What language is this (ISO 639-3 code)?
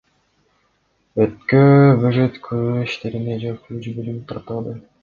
kir